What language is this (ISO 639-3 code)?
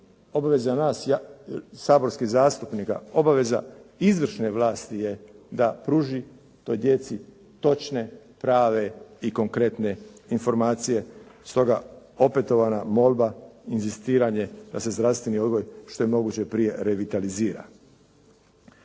hrv